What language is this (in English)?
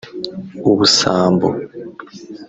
Kinyarwanda